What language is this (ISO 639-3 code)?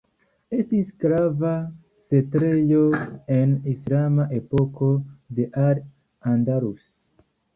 epo